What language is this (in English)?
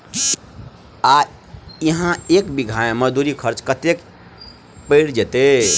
Maithili